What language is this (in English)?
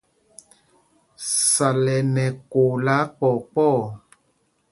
Mpumpong